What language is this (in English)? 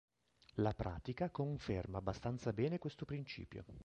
Italian